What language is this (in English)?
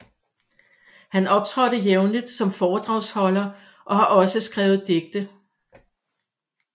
Danish